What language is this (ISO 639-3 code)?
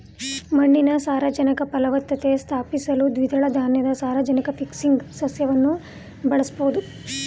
kan